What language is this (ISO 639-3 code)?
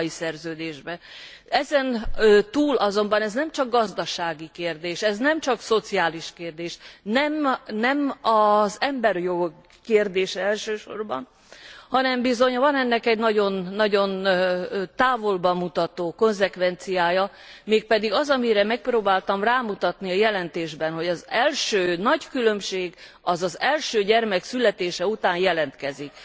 hun